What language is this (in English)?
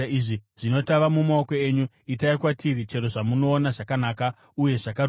Shona